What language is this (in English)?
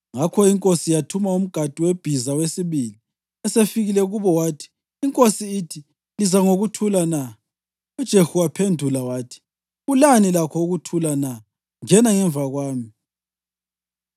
North Ndebele